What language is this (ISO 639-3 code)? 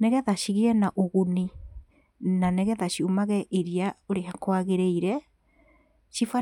kik